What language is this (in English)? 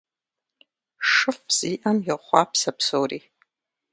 Kabardian